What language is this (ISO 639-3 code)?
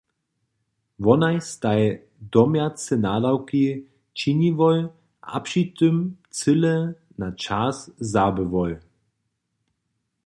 hsb